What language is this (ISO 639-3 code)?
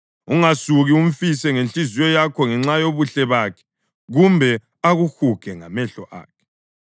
nde